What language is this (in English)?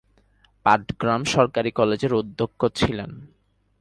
Bangla